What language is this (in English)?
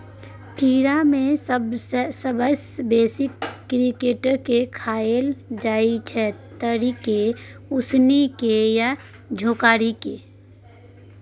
Maithili